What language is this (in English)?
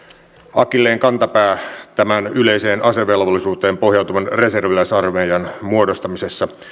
Finnish